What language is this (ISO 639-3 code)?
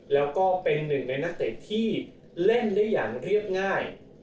tha